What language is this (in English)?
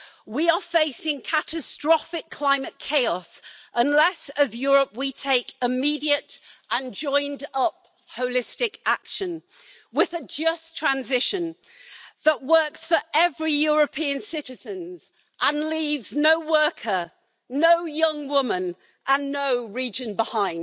English